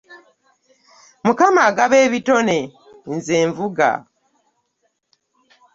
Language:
Ganda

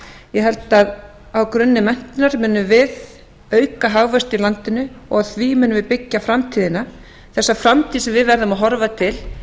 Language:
Icelandic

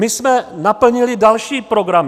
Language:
Czech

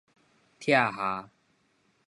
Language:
Min Nan Chinese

